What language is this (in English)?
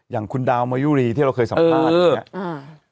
Thai